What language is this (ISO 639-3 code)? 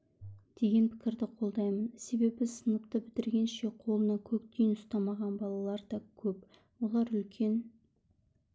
kaz